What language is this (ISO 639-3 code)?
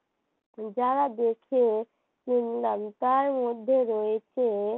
ben